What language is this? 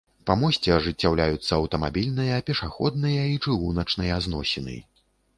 Belarusian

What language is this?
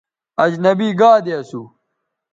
Bateri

